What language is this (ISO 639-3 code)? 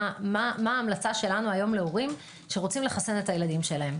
heb